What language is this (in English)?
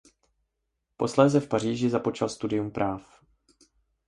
Czech